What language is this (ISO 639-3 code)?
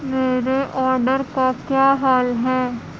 urd